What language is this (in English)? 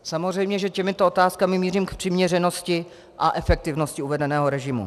Czech